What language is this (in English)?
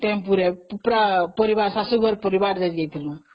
Odia